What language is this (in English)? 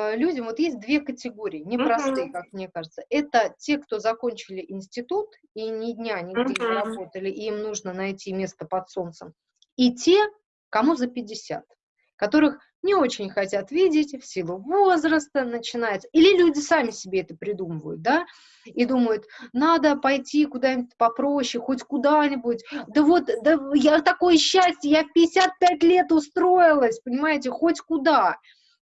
Russian